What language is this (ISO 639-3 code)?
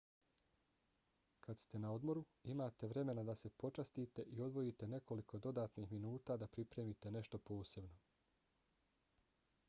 bos